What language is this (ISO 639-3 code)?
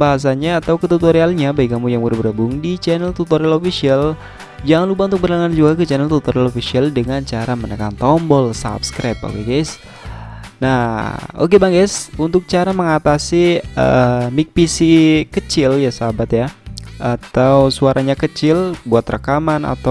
ind